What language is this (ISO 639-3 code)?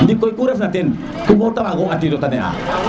srr